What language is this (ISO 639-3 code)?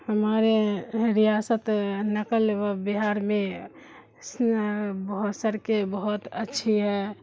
urd